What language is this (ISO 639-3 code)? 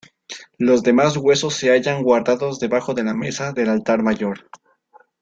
spa